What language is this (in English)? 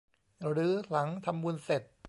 Thai